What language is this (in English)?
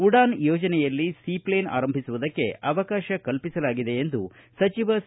Kannada